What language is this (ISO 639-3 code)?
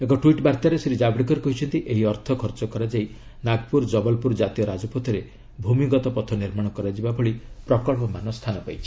ori